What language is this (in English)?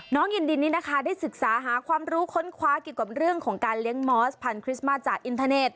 Thai